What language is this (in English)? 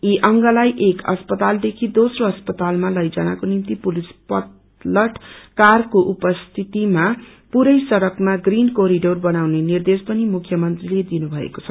Nepali